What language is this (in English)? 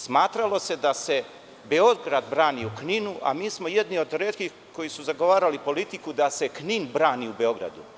Serbian